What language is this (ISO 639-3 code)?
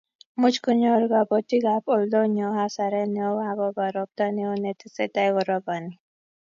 kln